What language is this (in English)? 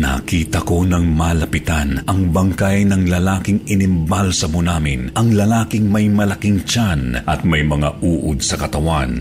Filipino